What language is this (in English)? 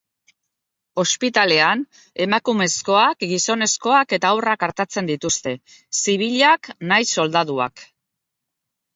Basque